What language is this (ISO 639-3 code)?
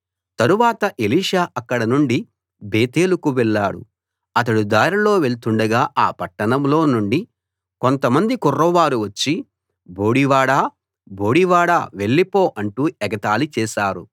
tel